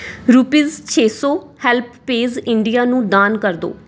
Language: Punjabi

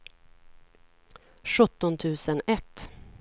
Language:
Swedish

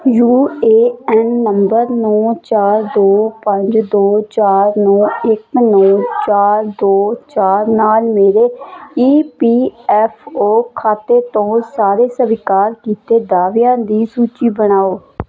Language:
Punjabi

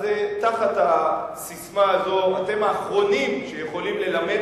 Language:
Hebrew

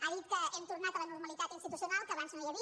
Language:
Catalan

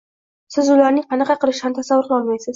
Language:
Uzbek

